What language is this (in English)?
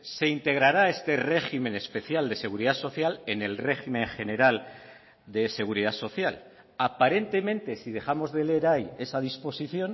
Spanish